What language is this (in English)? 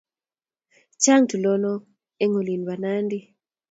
Kalenjin